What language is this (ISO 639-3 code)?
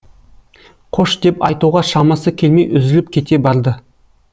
kaz